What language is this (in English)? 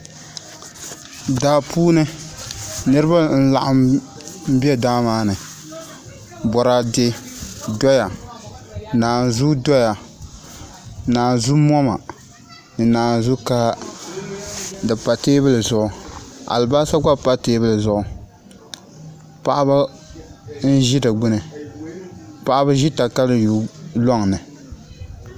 Dagbani